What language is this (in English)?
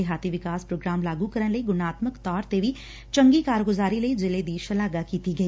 Punjabi